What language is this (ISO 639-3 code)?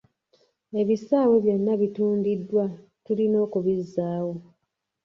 lug